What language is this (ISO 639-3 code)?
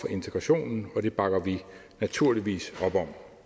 dan